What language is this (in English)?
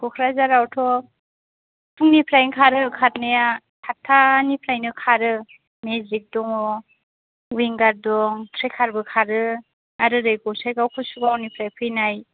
Bodo